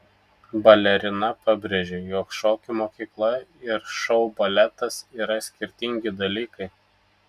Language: Lithuanian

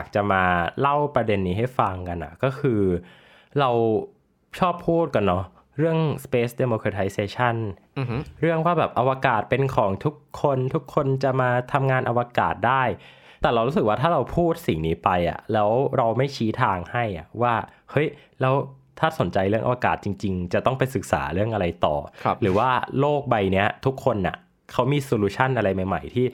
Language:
Thai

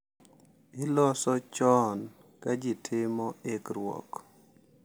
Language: Luo (Kenya and Tanzania)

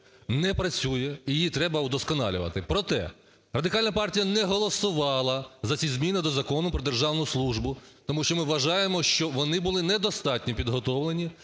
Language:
Ukrainian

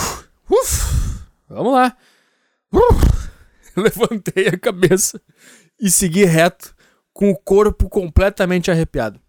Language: Portuguese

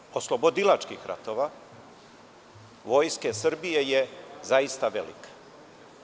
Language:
Serbian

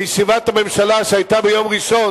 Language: Hebrew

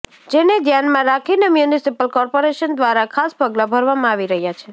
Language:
Gujarati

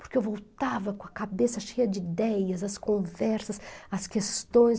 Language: Portuguese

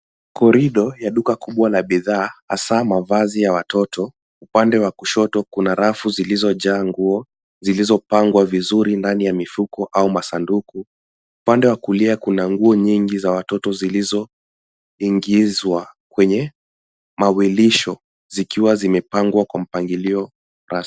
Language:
Swahili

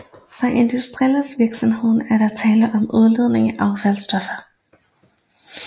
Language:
Danish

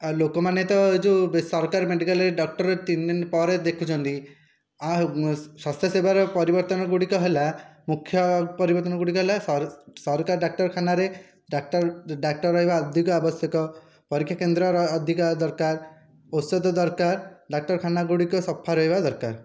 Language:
Odia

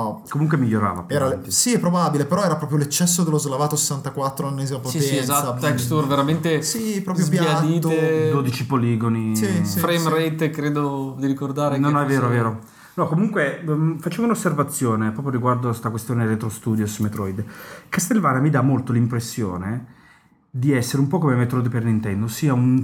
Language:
Italian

